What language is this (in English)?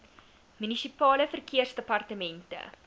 Afrikaans